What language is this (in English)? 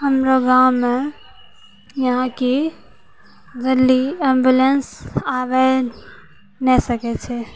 Maithili